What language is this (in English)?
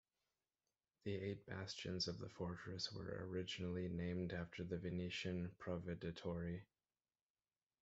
English